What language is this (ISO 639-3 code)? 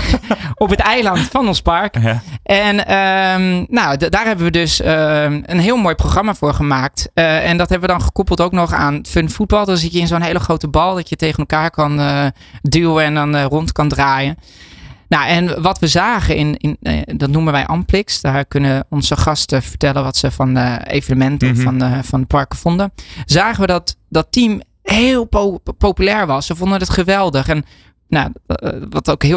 nld